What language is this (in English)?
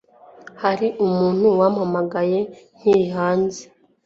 Kinyarwanda